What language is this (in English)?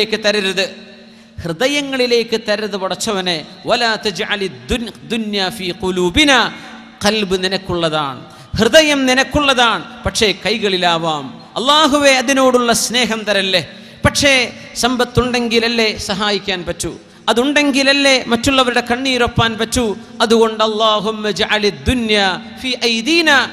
Malayalam